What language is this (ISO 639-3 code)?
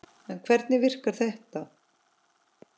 isl